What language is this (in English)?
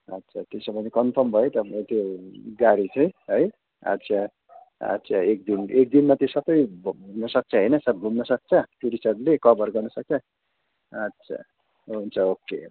Nepali